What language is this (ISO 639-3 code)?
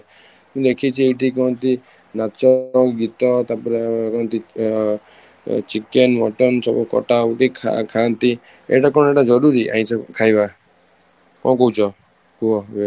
ori